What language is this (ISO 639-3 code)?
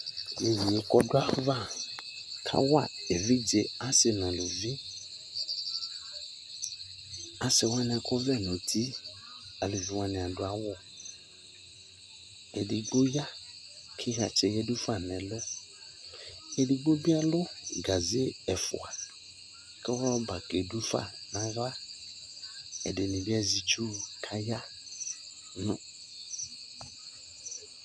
kpo